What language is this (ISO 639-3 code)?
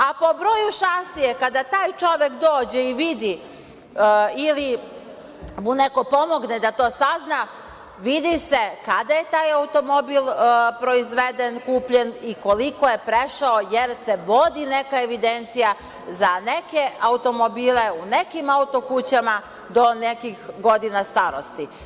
srp